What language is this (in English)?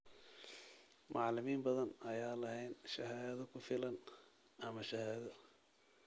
Somali